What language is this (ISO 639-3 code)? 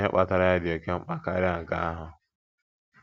ibo